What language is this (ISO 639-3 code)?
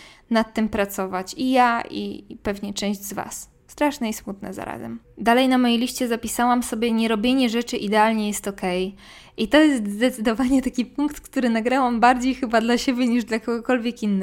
pol